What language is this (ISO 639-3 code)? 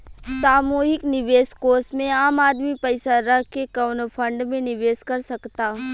bho